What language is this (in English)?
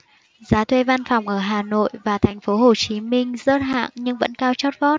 Vietnamese